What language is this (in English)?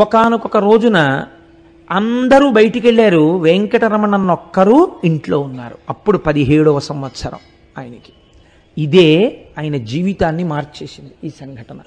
Telugu